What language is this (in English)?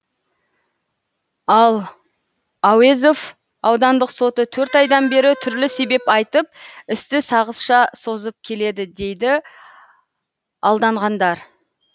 Kazakh